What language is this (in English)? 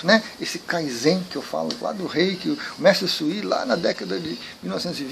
Portuguese